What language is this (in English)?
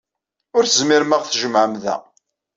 Kabyle